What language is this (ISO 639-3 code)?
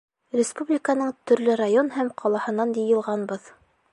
bak